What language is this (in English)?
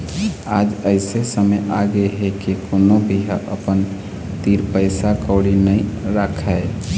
Chhattisgarhi